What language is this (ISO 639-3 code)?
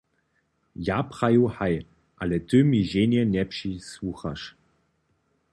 hsb